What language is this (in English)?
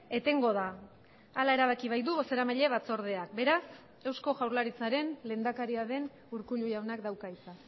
Basque